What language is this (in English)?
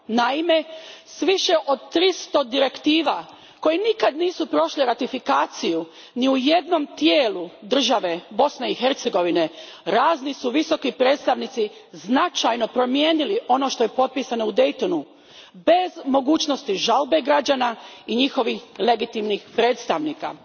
Croatian